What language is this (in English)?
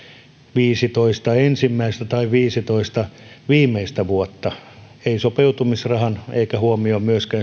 Finnish